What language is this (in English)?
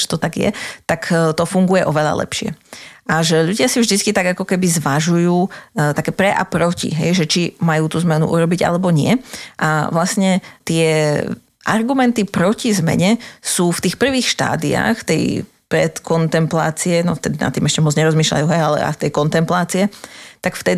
Slovak